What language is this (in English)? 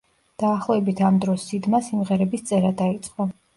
Georgian